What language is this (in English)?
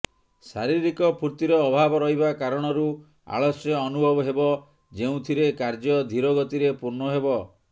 Odia